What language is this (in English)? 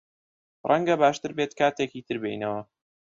Central Kurdish